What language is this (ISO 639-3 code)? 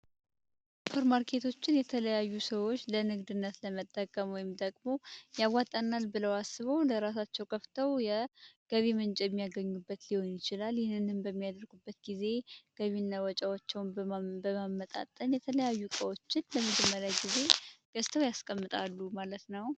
amh